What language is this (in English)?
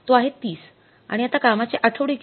Marathi